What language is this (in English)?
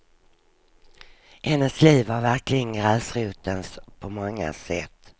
Swedish